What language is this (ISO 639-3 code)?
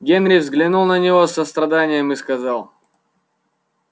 rus